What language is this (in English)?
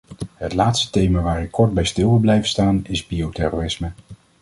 Dutch